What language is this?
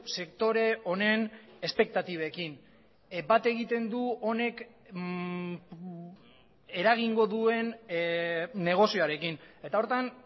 Basque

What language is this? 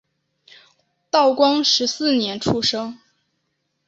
Chinese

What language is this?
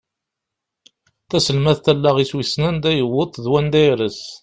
Kabyle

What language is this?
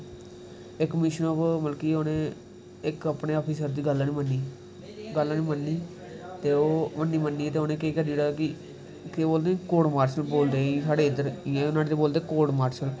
Dogri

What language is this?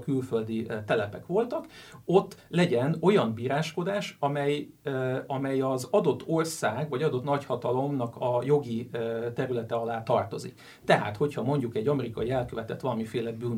Hungarian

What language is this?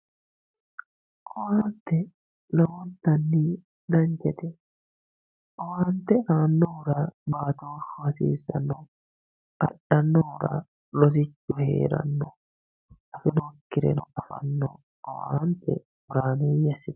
Sidamo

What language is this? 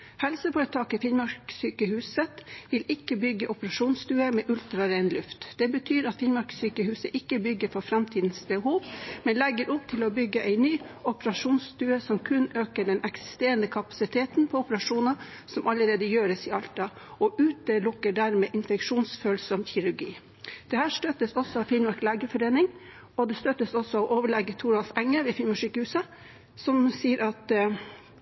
Norwegian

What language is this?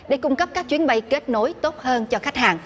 Vietnamese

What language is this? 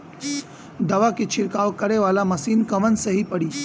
Bhojpuri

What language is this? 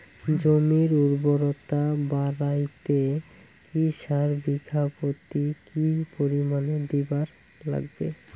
Bangla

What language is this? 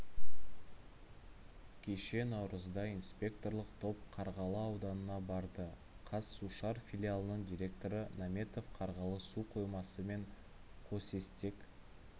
Kazakh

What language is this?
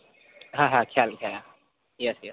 Gujarati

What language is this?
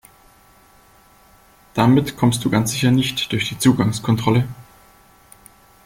German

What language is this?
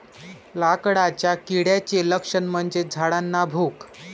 Marathi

